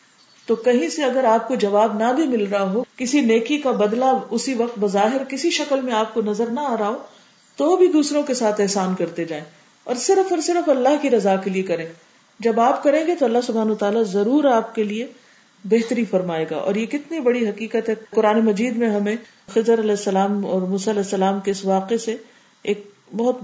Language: Urdu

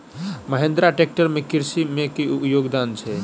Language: Maithili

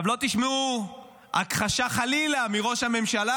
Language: Hebrew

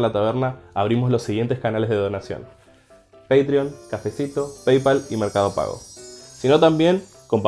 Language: Spanish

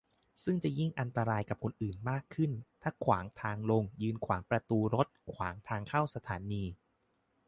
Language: Thai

